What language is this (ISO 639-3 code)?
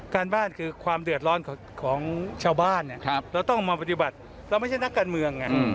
tha